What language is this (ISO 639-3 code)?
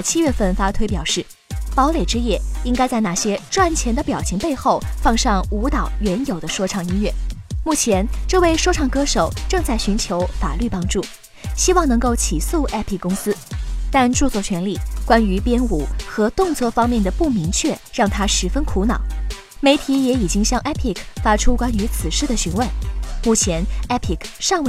zho